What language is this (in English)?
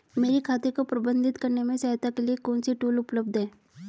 Hindi